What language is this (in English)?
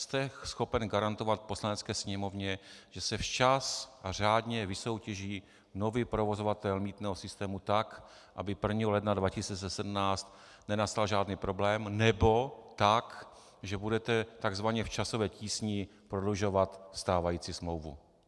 Czech